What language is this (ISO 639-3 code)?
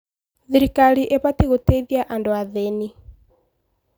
kik